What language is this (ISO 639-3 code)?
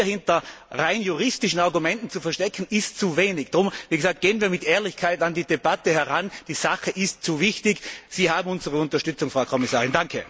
deu